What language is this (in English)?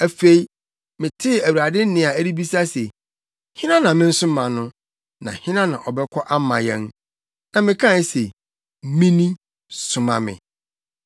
Akan